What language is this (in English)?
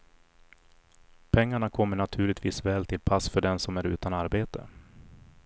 Swedish